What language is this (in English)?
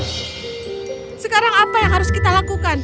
Indonesian